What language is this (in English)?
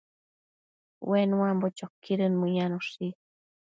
Matsés